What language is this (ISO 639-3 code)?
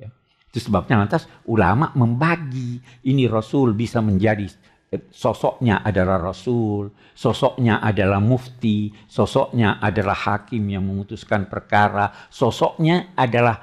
ind